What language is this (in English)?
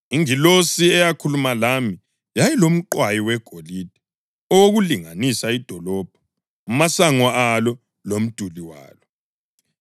North Ndebele